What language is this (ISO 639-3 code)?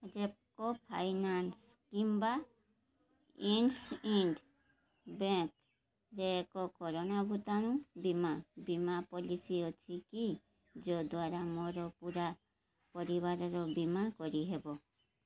ori